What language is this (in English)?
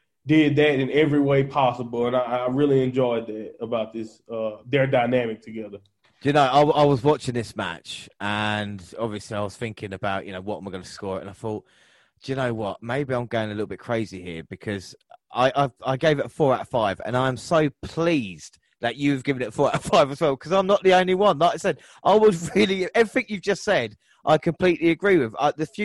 English